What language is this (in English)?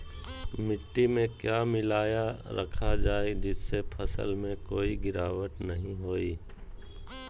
Magahi